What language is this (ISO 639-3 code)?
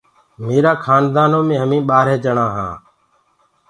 ggg